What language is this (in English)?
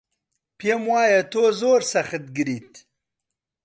Central Kurdish